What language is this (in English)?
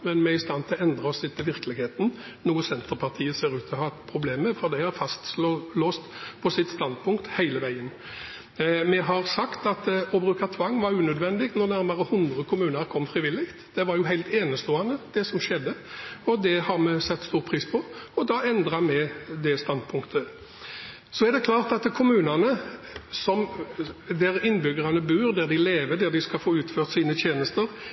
Norwegian Bokmål